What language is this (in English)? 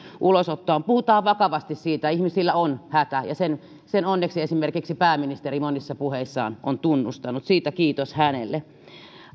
Finnish